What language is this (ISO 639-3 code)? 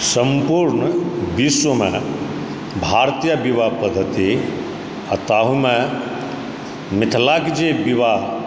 mai